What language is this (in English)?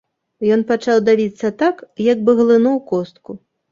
Belarusian